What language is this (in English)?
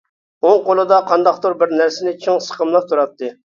Uyghur